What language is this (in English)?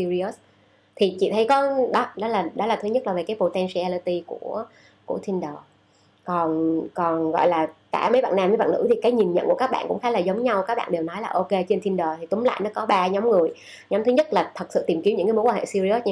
Vietnamese